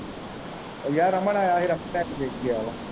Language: Punjabi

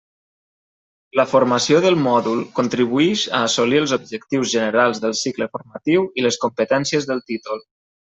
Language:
Catalan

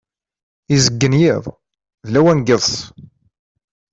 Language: Kabyle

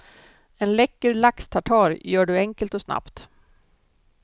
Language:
Swedish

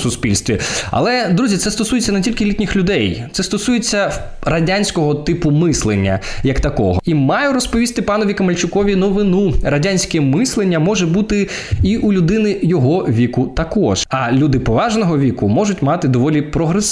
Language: Ukrainian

